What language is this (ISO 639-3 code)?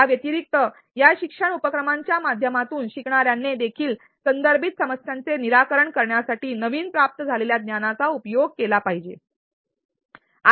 mar